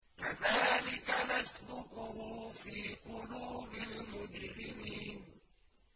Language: Arabic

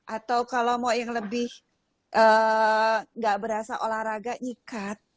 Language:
Indonesian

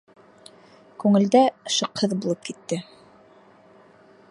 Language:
Bashkir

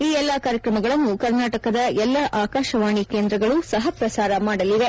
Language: Kannada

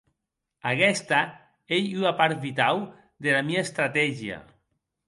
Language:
Occitan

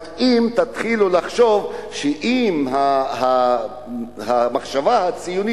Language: Hebrew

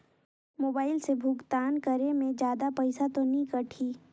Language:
Chhattisgarhi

